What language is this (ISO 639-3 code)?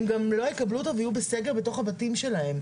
heb